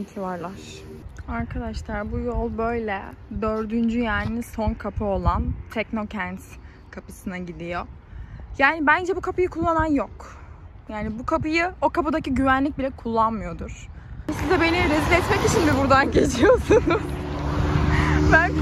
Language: Turkish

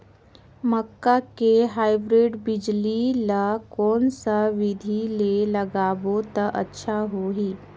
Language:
Chhattisgarhi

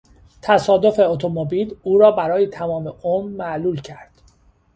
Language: Persian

